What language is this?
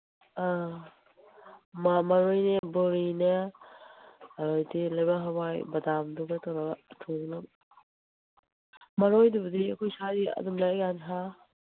Manipuri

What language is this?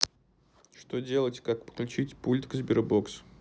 Russian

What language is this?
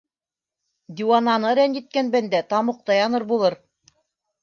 Bashkir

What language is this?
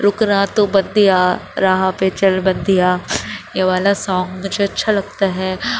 Urdu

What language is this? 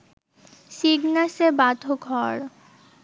Bangla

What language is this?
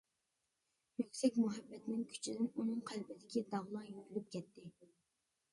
Uyghur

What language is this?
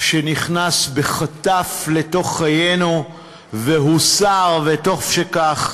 Hebrew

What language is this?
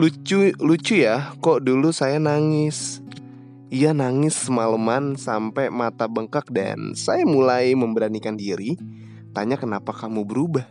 Indonesian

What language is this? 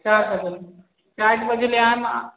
Maithili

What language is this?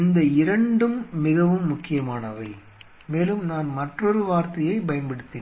Tamil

